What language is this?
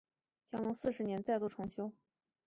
Chinese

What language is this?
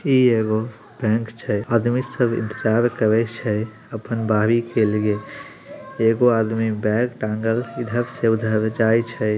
Magahi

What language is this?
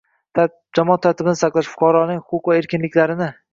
Uzbek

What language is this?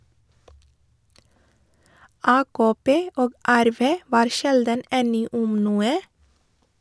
Norwegian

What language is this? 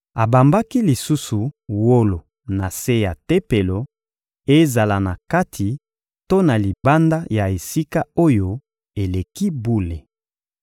Lingala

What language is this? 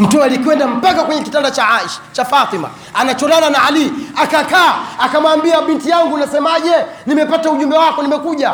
Swahili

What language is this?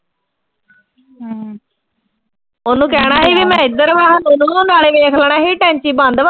Punjabi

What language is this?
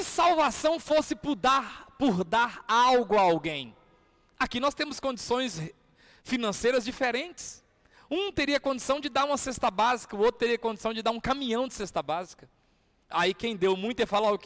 Portuguese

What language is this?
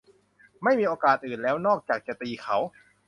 Thai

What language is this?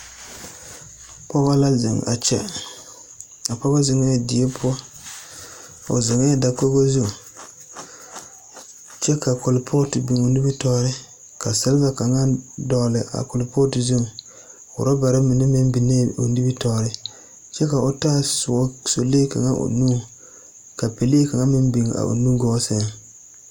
Southern Dagaare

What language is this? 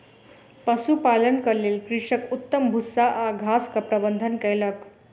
Maithili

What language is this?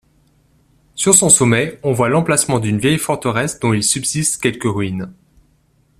French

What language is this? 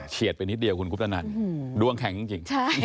Thai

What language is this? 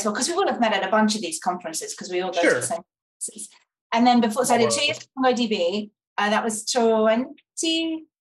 English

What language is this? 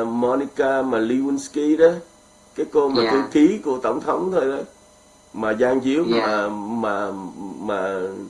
Vietnamese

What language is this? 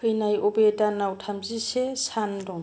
Bodo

